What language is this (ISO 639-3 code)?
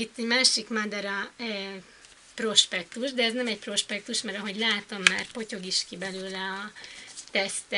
hun